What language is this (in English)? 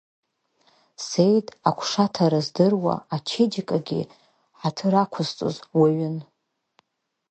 Abkhazian